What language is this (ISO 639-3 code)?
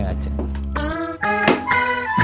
ind